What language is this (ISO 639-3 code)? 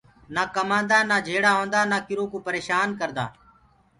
ggg